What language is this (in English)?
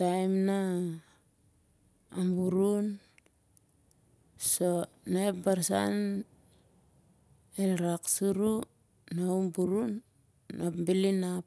Siar-Lak